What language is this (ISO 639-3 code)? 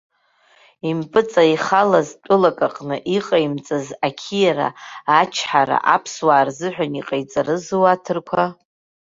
abk